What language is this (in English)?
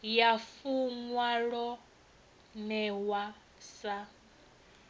Venda